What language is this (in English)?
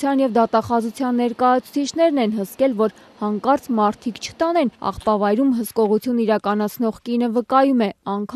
Romanian